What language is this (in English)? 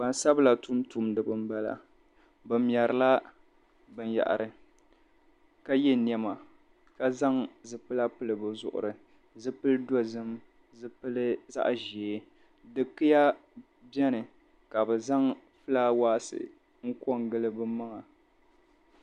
Dagbani